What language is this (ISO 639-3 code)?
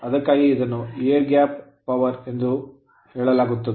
kan